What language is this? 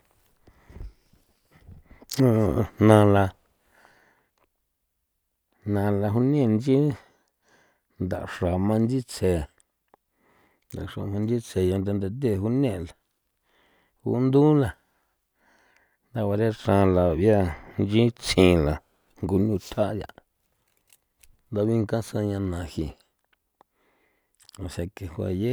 San Felipe Otlaltepec Popoloca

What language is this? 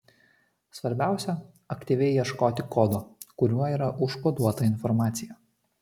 Lithuanian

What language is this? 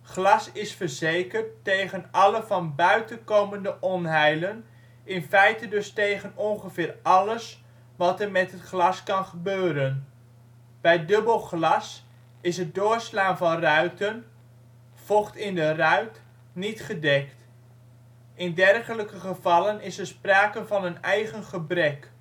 Dutch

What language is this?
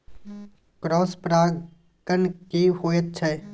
Maithili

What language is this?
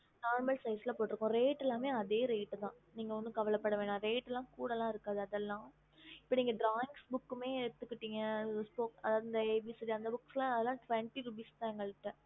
Tamil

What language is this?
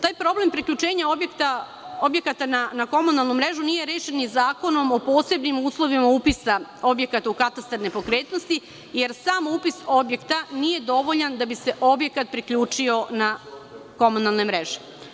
Serbian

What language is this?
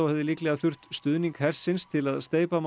Icelandic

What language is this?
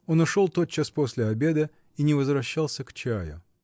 Russian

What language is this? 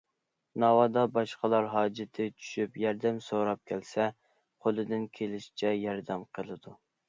Uyghur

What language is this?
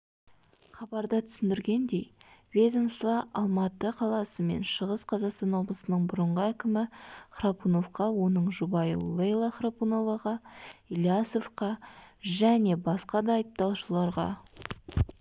Kazakh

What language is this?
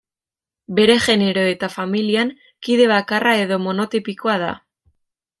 Basque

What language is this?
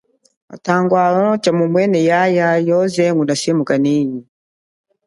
Chokwe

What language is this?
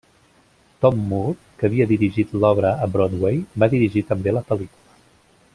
Catalan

